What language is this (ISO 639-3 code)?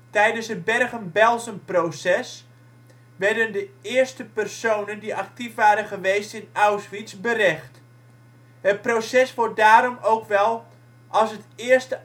nld